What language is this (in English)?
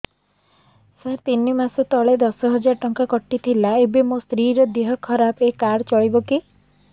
Odia